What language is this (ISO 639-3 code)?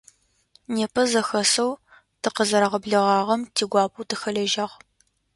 ady